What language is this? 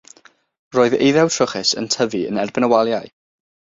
Welsh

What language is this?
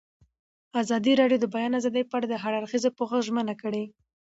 Pashto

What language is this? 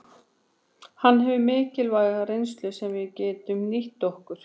Icelandic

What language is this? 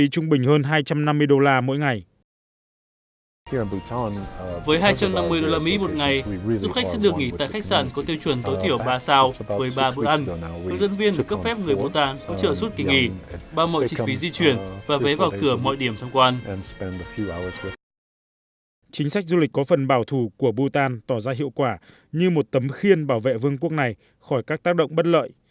Vietnamese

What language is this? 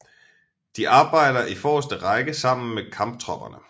Danish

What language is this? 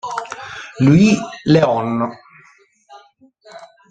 Italian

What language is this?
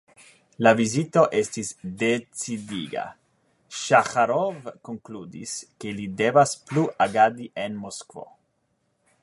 Esperanto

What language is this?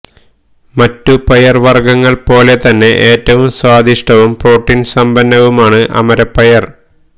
Malayalam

